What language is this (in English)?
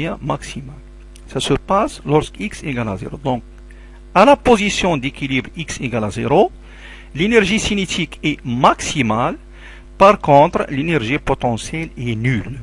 French